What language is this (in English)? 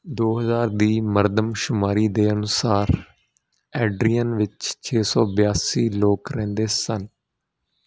Punjabi